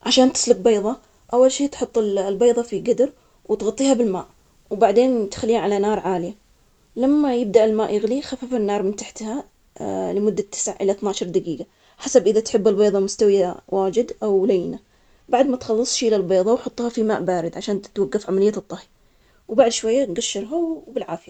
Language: Omani Arabic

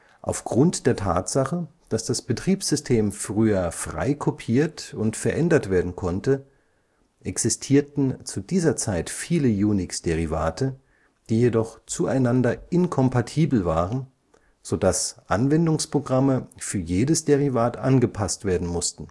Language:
German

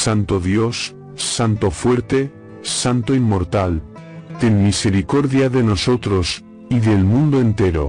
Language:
Spanish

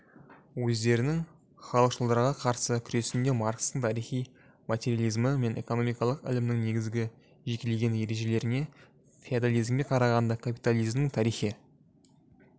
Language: Kazakh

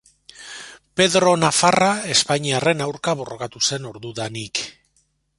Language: Basque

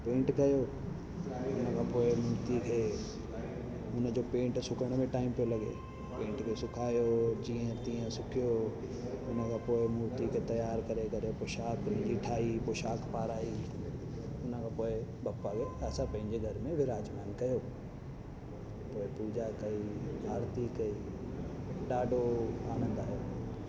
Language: Sindhi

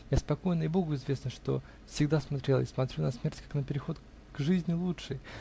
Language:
Russian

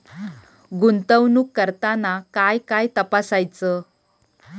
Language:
Marathi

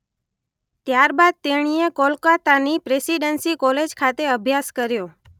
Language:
Gujarati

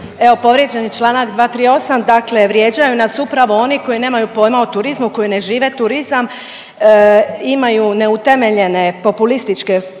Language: Croatian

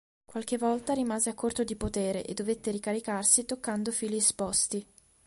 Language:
Italian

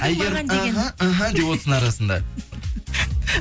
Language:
Kazakh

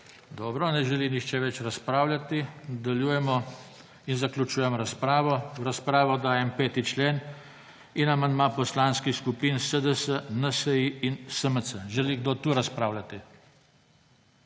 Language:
Slovenian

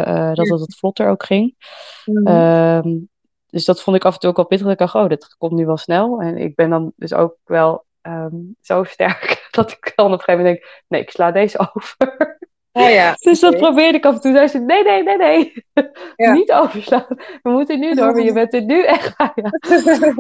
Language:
Dutch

